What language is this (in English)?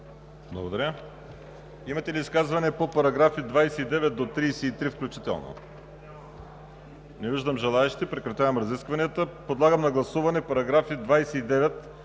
Bulgarian